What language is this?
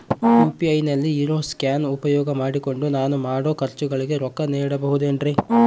Kannada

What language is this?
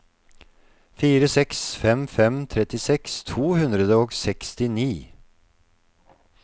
Norwegian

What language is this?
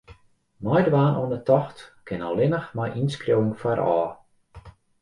Western Frisian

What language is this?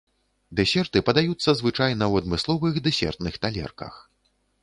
Belarusian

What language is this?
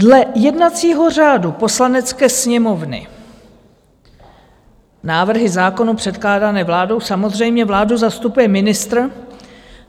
Czech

